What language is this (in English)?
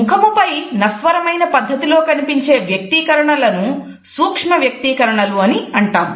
Telugu